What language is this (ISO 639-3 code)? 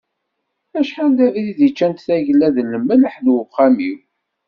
kab